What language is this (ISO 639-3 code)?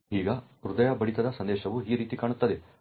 kan